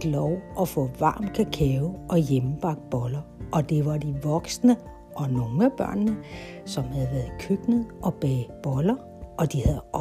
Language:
Danish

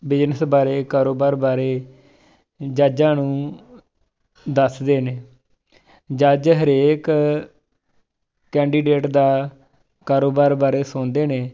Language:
Punjabi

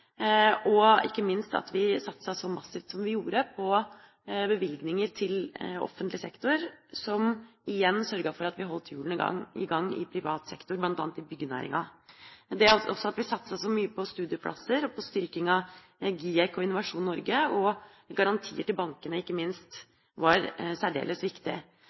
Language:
Norwegian Bokmål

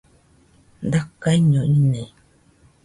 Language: Nüpode Huitoto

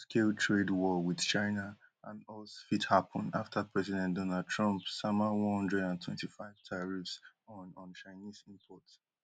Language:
Nigerian Pidgin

